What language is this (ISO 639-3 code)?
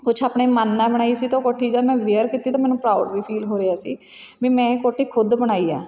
pan